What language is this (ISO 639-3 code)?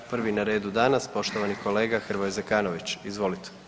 hrv